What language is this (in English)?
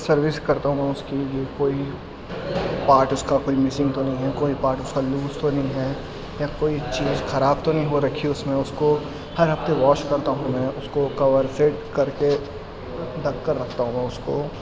Urdu